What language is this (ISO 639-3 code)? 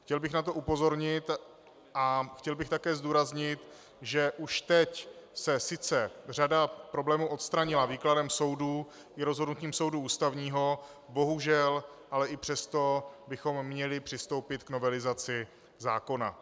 ces